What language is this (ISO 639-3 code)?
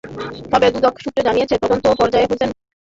ben